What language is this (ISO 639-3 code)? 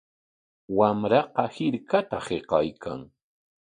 qwa